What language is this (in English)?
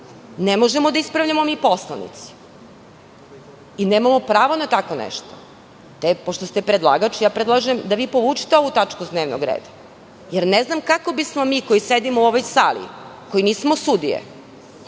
Serbian